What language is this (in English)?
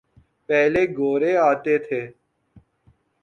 Urdu